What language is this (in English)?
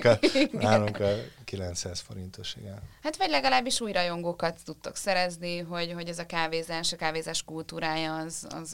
Hungarian